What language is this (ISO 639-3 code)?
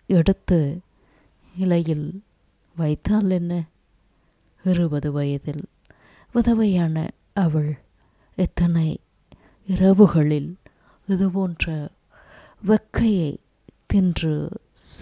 tam